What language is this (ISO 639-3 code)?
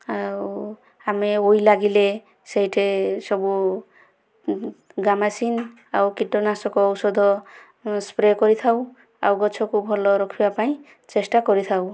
ori